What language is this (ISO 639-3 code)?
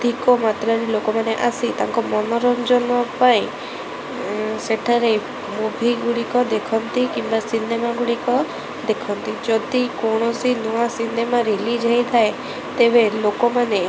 ori